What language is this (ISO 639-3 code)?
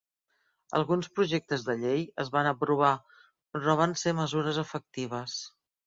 cat